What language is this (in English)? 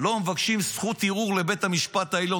Hebrew